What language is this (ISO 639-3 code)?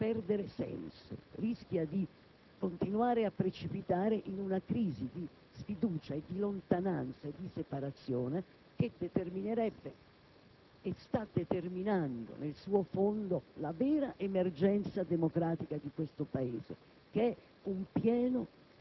ita